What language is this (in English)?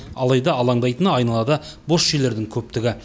Kazakh